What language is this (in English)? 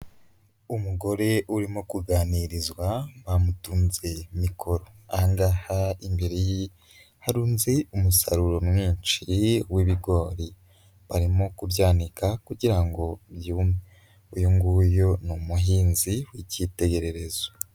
Kinyarwanda